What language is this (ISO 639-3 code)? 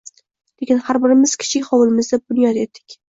uzb